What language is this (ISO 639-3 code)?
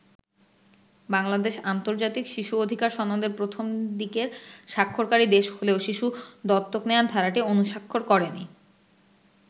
ben